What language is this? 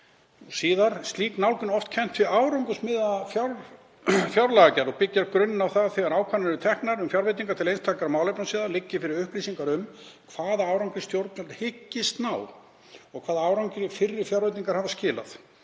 Icelandic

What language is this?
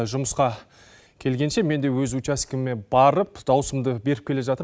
Kazakh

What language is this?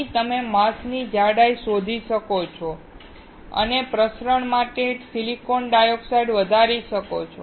Gujarati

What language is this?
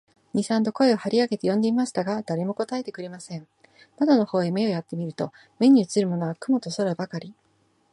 Japanese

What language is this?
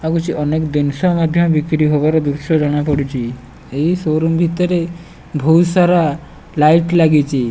Odia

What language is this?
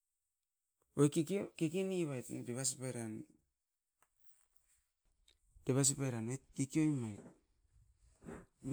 Askopan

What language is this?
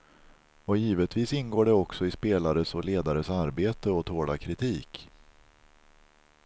Swedish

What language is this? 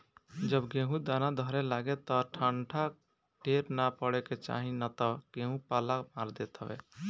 Bhojpuri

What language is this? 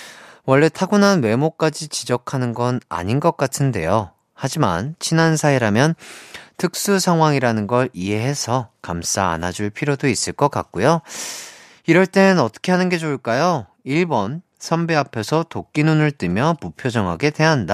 Korean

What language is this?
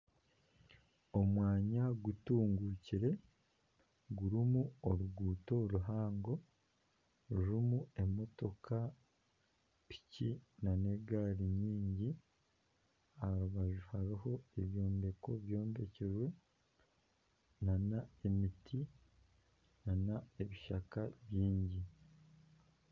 Nyankole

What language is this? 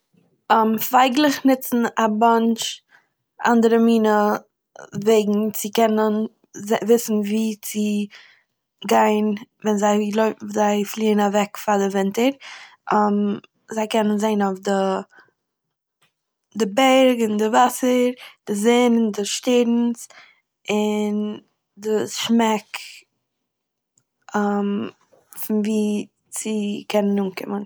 Yiddish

